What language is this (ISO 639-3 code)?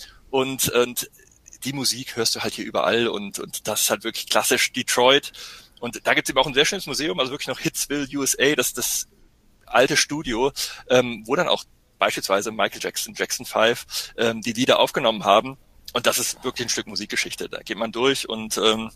deu